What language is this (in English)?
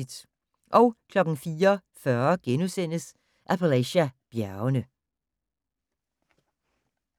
Danish